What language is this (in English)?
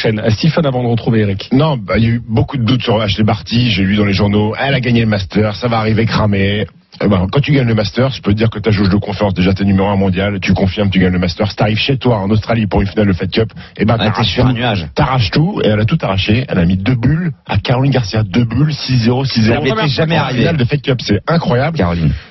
French